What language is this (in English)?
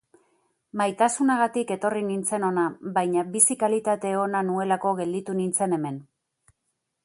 Basque